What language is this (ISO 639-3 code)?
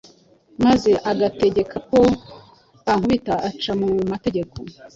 kin